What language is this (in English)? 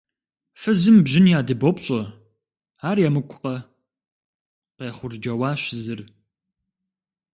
Kabardian